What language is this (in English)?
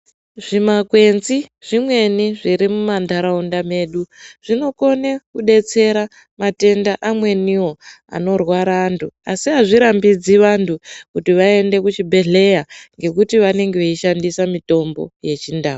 Ndau